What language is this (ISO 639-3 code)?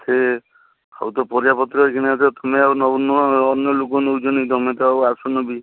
ori